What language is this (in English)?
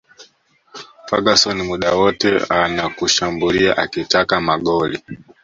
Swahili